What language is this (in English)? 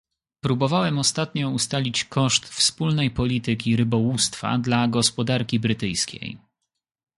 Polish